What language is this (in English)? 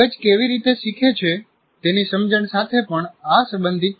Gujarati